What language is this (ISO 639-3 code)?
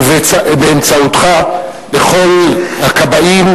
heb